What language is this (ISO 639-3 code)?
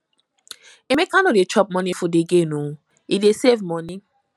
pcm